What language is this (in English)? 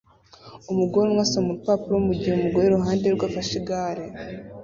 Kinyarwanda